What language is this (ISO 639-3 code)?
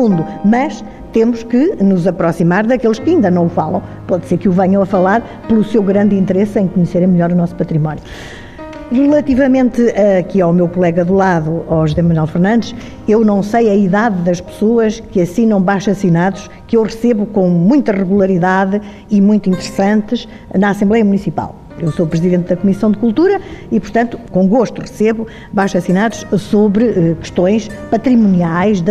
por